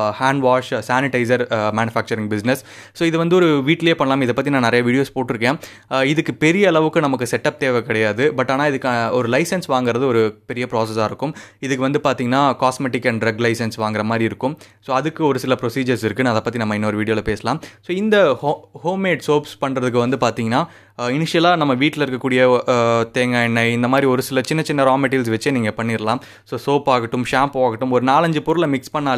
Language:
Tamil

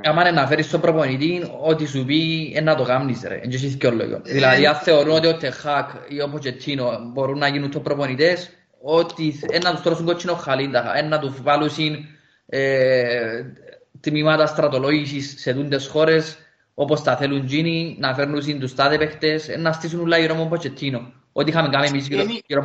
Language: Greek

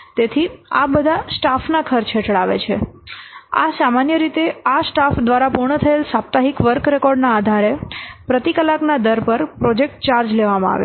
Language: Gujarati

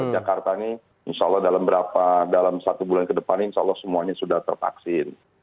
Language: Indonesian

